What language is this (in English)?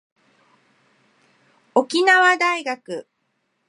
Japanese